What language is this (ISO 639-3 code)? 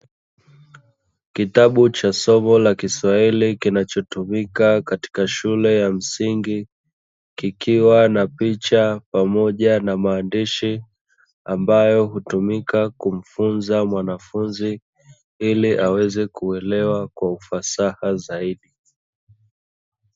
swa